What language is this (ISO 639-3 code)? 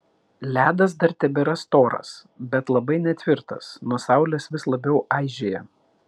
lit